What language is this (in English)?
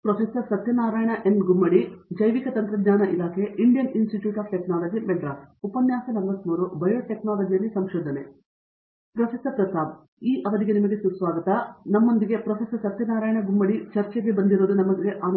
Kannada